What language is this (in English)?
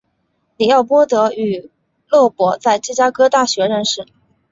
Chinese